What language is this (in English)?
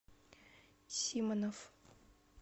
Russian